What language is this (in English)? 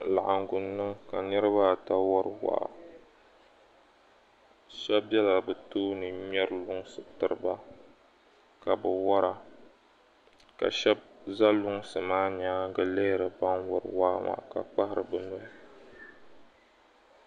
Dagbani